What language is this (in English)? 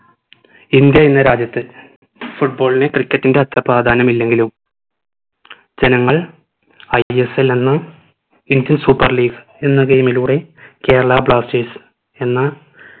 Malayalam